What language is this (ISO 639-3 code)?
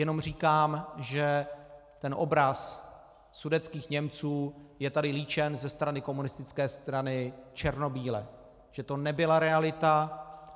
ces